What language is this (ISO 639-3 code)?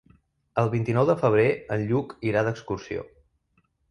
cat